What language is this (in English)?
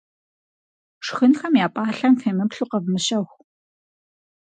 Kabardian